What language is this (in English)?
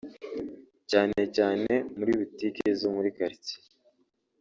Kinyarwanda